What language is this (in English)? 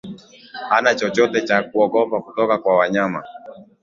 Swahili